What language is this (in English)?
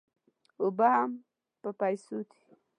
Pashto